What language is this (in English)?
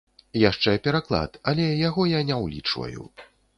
Belarusian